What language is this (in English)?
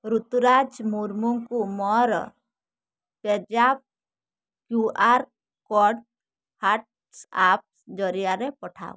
Odia